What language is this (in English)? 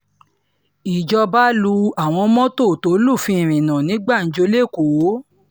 Yoruba